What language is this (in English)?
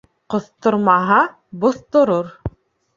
Bashkir